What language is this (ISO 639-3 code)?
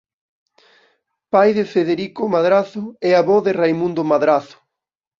glg